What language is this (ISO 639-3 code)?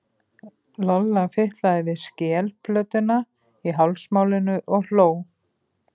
isl